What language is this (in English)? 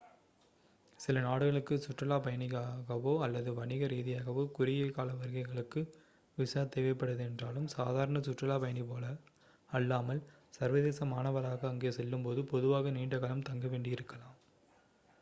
Tamil